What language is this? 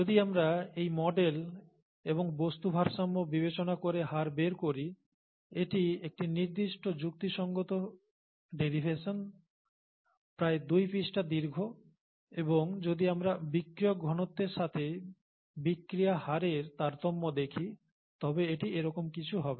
Bangla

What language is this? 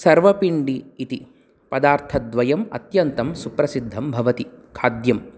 Sanskrit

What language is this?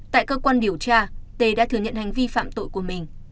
Vietnamese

